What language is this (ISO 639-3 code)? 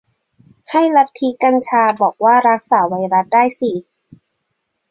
tha